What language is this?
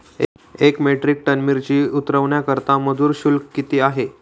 Marathi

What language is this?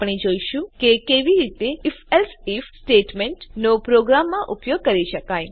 Gujarati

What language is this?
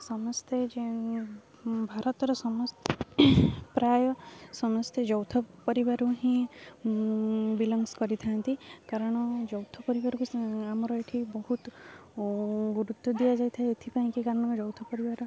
Odia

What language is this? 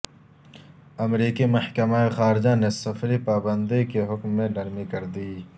Urdu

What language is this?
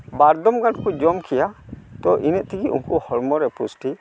Santali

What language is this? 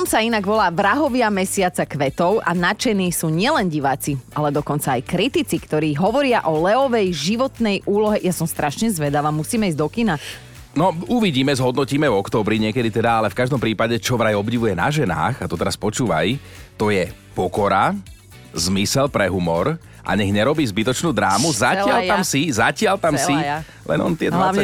Slovak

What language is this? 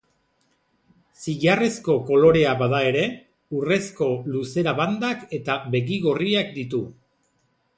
Basque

